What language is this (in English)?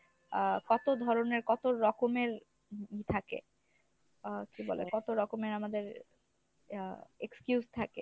Bangla